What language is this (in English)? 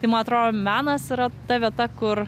Lithuanian